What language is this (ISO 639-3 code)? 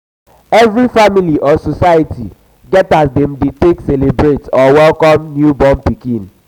pcm